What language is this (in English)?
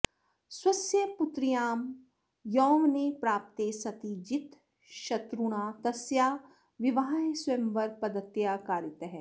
Sanskrit